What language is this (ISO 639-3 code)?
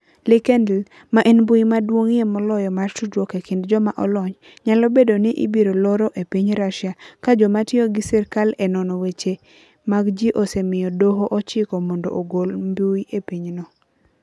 luo